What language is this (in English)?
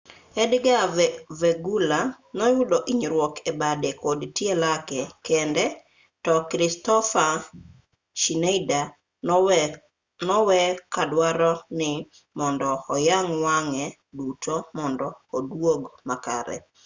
Luo (Kenya and Tanzania)